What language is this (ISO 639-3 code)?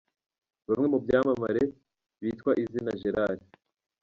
kin